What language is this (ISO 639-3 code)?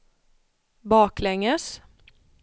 swe